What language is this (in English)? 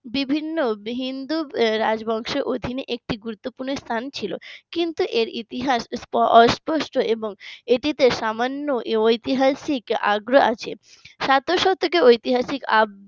Bangla